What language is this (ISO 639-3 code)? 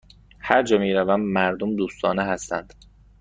fas